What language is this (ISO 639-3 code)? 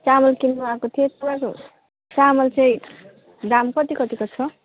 nep